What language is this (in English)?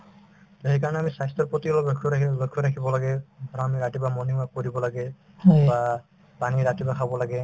Assamese